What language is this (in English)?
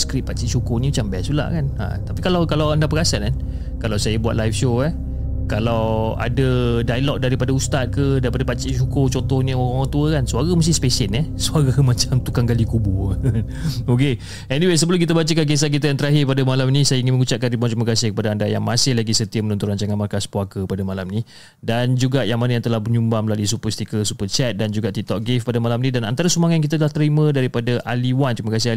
Malay